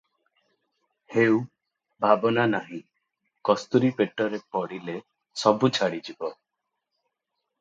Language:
Odia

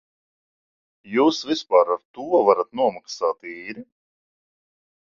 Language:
Latvian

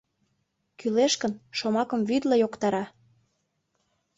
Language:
Mari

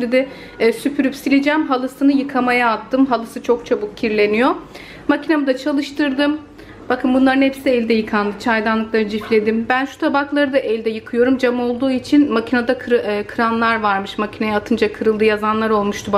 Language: Turkish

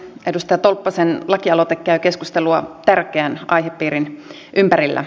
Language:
Finnish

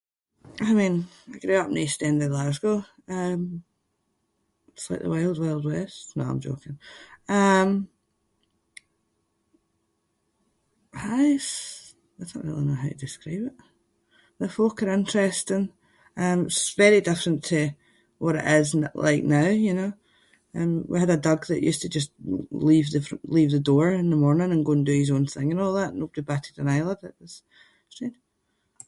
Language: Scots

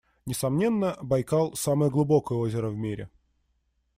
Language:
Russian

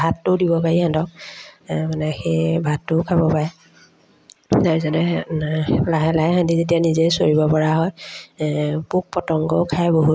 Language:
Assamese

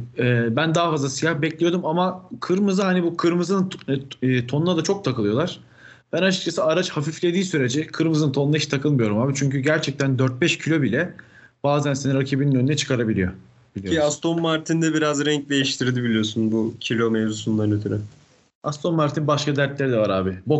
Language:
Turkish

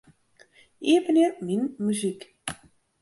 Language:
Western Frisian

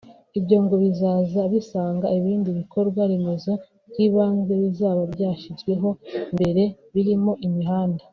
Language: Kinyarwanda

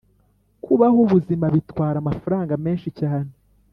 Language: Kinyarwanda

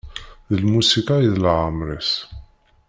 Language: Kabyle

